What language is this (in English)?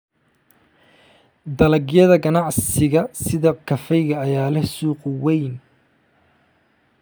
Somali